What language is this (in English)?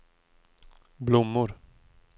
Swedish